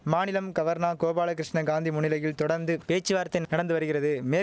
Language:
Tamil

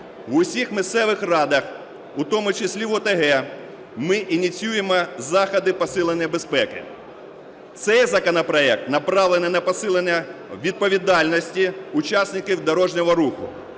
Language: Ukrainian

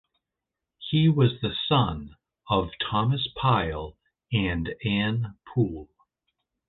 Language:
English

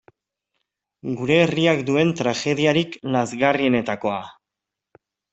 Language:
Basque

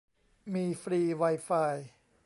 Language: Thai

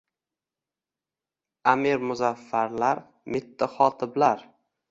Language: Uzbek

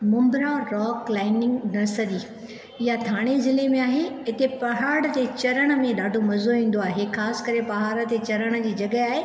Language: Sindhi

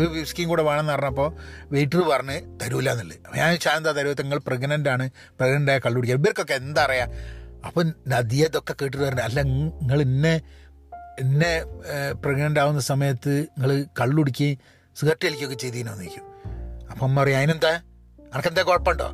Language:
Malayalam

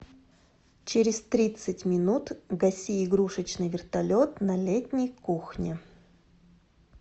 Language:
Russian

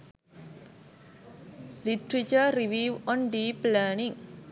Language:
Sinhala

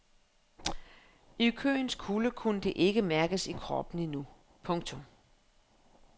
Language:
Danish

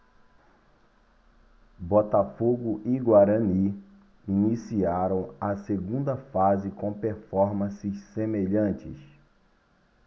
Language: Portuguese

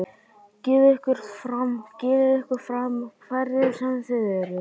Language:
Icelandic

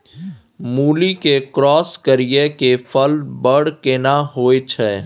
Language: Maithili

